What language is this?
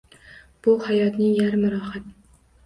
Uzbek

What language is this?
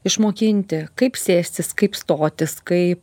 Lithuanian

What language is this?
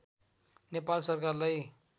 Nepali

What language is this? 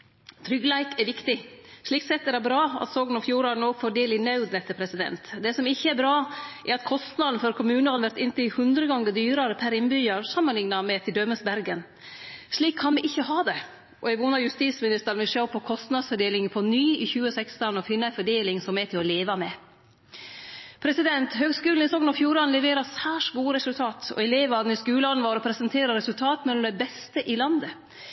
Norwegian Nynorsk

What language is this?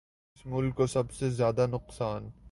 Urdu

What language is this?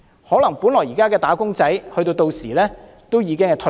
Cantonese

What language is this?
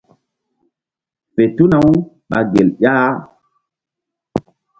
Mbum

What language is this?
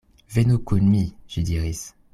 Esperanto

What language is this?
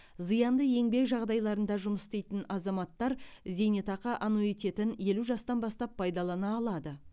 Kazakh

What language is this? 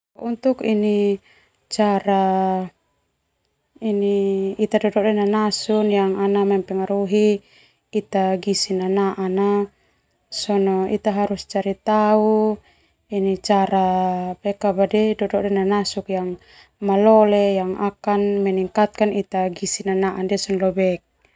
Termanu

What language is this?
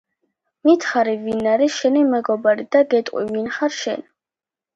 Georgian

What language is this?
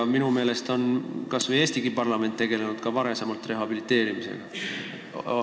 Estonian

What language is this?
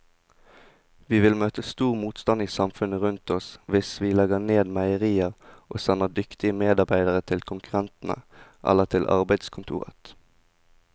Norwegian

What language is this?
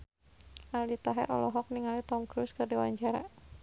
Sundanese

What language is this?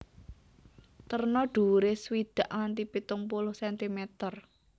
Javanese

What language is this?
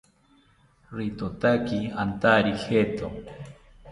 South Ucayali Ashéninka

